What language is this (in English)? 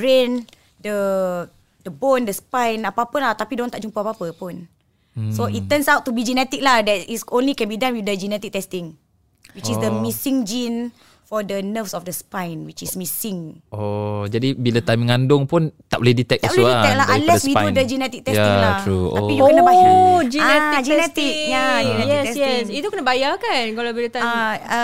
Malay